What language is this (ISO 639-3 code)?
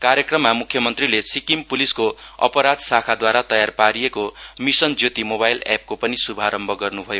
nep